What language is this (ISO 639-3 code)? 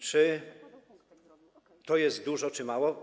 pol